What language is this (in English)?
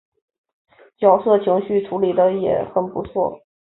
Chinese